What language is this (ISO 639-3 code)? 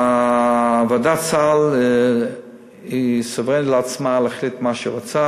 heb